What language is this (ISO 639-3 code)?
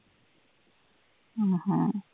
tam